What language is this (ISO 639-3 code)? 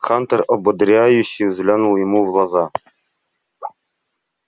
rus